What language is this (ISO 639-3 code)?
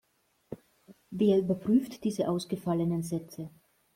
deu